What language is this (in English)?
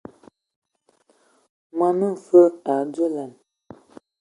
Ewondo